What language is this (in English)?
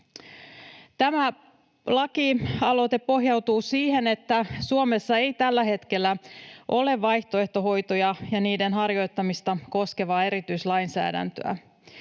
Finnish